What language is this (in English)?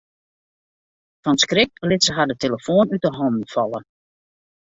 Western Frisian